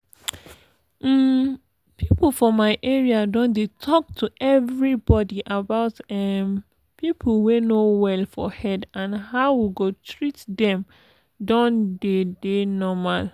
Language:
Nigerian Pidgin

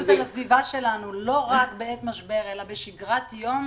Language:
Hebrew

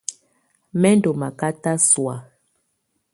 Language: Tunen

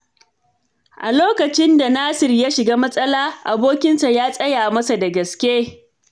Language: Hausa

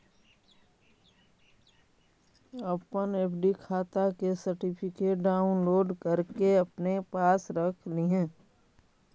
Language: Magahi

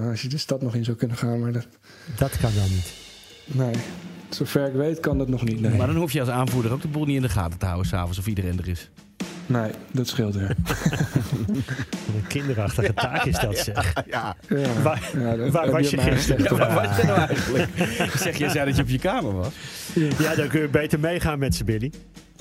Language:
Dutch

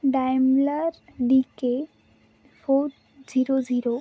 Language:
Marathi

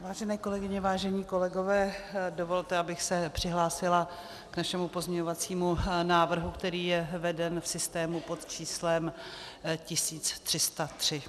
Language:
Czech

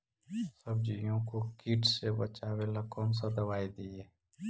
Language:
Magahi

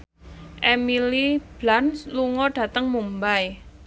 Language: Javanese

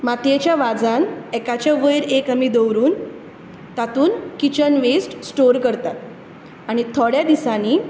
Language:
Konkani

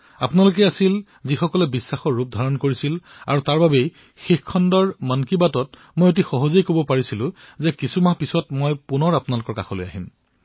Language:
Assamese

